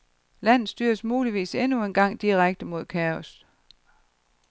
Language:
Danish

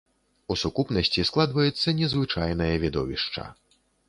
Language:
Belarusian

